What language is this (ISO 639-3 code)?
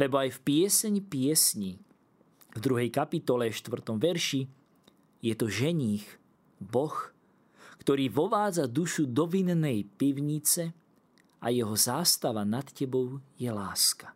slk